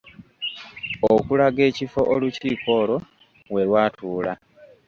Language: Ganda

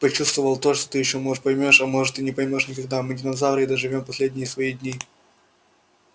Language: Russian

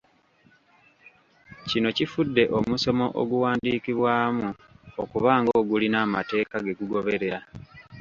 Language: Ganda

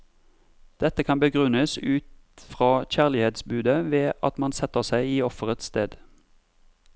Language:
Norwegian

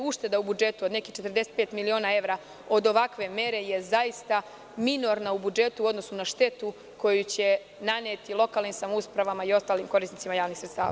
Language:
Serbian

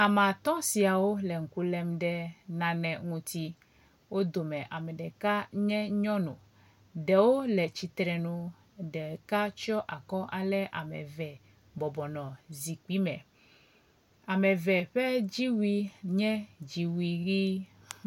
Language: Ewe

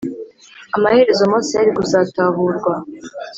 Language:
Kinyarwanda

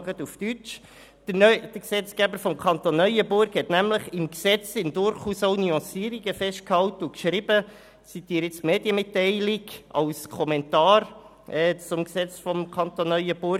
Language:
Swiss German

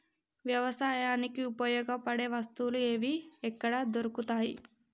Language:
Telugu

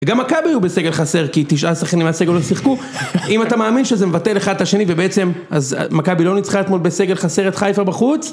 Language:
Hebrew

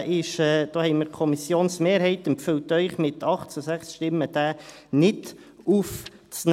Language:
Swiss German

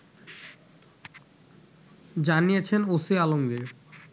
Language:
Bangla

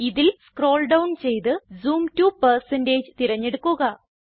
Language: Malayalam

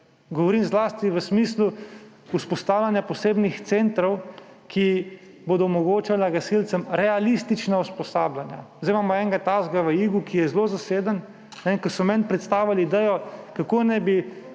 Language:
Slovenian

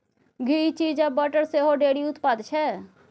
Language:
Maithili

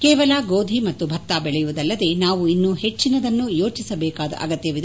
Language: Kannada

